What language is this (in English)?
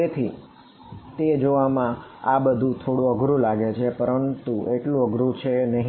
Gujarati